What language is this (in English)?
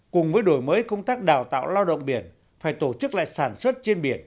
Vietnamese